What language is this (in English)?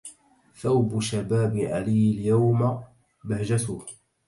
Arabic